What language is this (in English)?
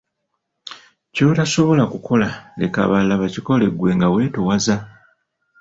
Ganda